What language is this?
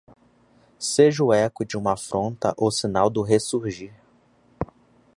Portuguese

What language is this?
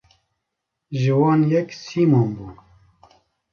Kurdish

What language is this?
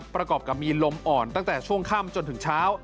Thai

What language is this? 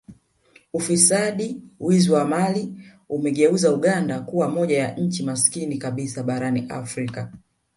Swahili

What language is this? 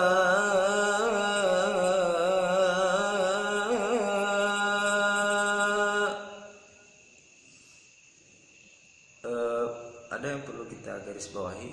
Indonesian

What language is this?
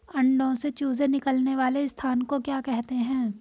Hindi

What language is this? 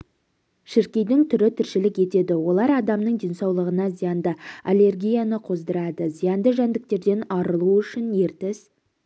Kazakh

